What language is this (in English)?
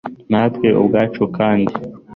Kinyarwanda